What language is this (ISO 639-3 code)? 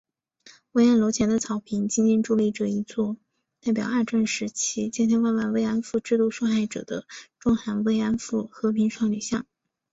zho